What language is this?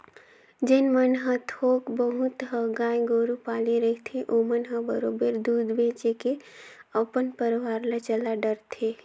Chhattisgarhi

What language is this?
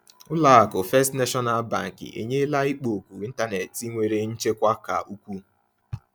Igbo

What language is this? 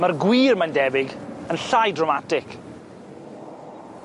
Welsh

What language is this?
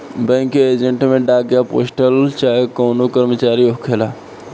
Bhojpuri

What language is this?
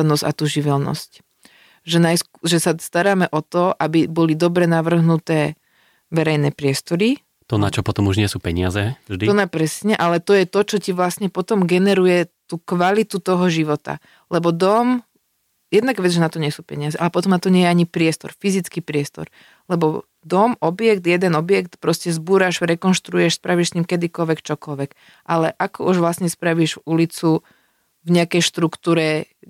Slovak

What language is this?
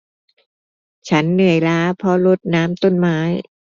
Thai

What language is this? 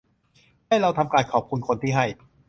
Thai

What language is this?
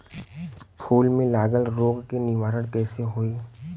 Bhojpuri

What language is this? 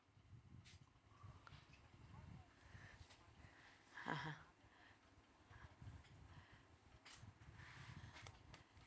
English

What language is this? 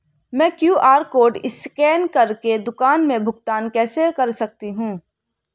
Hindi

